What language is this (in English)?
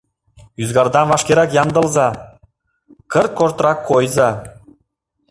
Mari